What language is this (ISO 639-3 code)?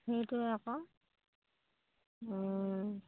asm